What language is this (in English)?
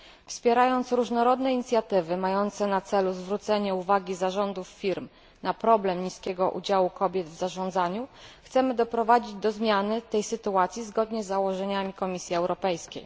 Polish